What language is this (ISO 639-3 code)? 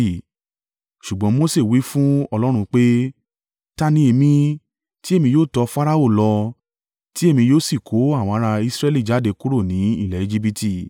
yor